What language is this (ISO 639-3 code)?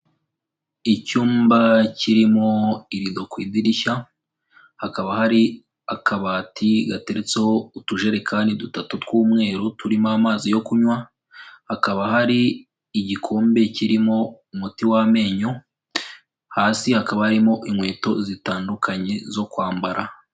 kin